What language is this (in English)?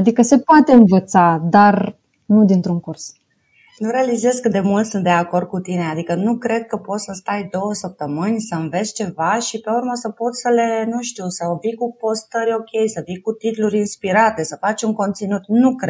Romanian